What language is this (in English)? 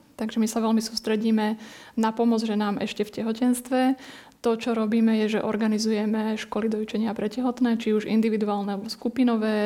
Slovak